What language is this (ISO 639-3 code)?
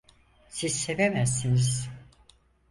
tur